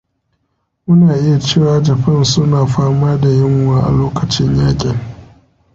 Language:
Hausa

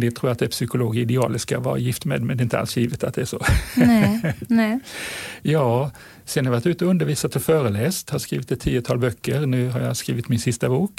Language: Swedish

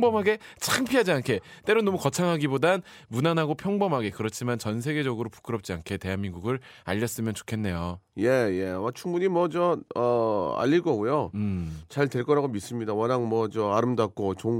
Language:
Korean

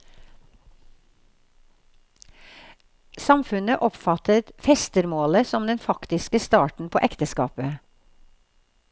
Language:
Norwegian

